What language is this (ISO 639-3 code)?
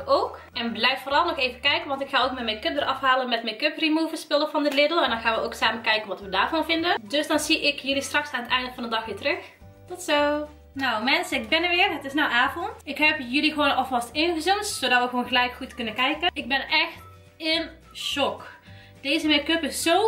nld